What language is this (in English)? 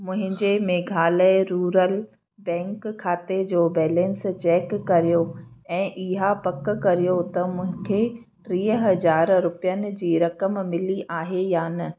Sindhi